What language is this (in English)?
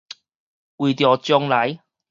Min Nan Chinese